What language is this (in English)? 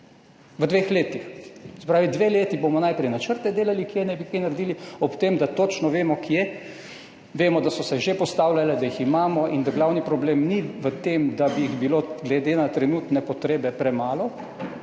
Slovenian